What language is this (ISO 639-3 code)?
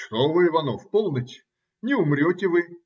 rus